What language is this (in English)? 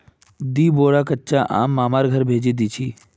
Magahi